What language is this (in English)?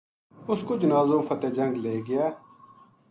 Gujari